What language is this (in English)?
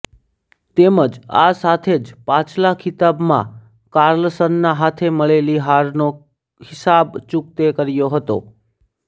Gujarati